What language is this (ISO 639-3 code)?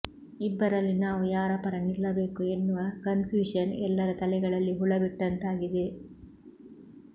kan